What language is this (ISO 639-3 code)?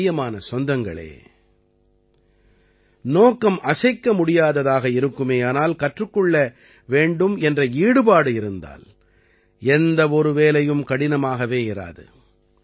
tam